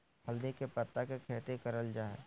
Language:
Magahi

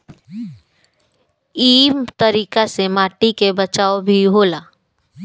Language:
Bhojpuri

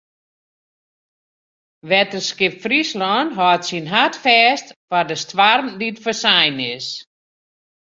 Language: Western Frisian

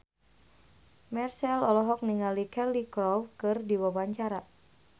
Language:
Sundanese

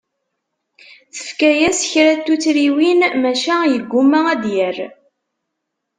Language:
Kabyle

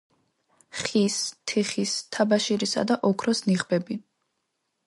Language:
Georgian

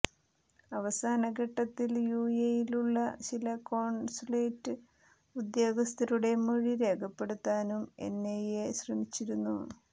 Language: Malayalam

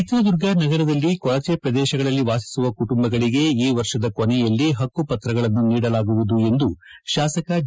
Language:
Kannada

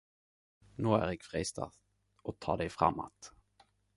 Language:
Norwegian Nynorsk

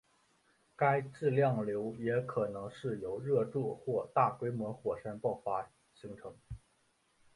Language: Chinese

